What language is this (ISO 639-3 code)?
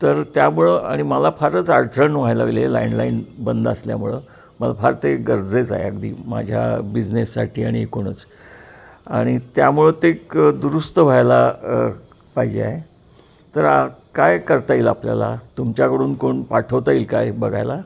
mar